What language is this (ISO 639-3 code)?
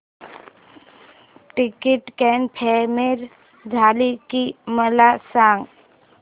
mar